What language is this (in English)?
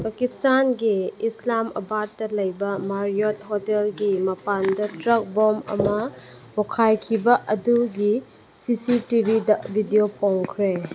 Manipuri